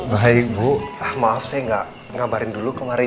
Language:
Indonesian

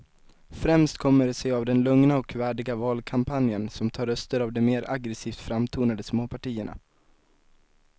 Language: Swedish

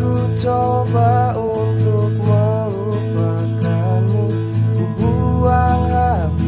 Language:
Indonesian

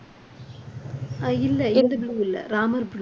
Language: Tamil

